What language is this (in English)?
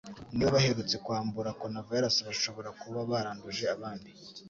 Kinyarwanda